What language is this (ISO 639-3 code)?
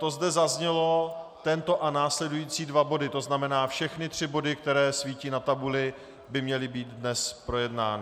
ces